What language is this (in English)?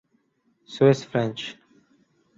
Urdu